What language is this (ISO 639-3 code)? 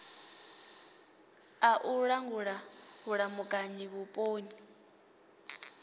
ven